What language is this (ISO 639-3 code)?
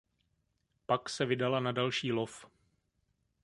ces